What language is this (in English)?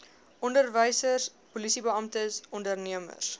Afrikaans